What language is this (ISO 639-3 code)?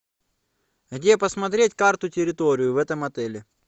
rus